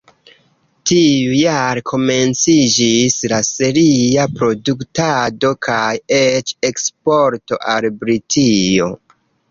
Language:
Esperanto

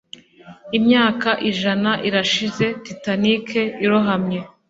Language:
Kinyarwanda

